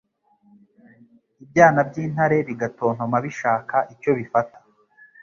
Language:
Kinyarwanda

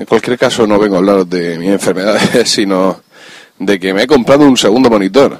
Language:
Spanish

